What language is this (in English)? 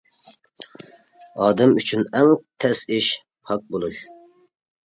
Uyghur